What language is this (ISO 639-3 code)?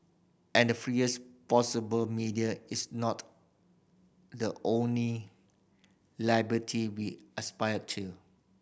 eng